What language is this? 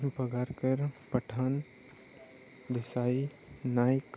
Marathi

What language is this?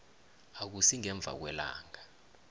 South Ndebele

